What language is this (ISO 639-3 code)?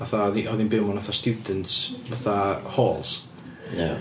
cym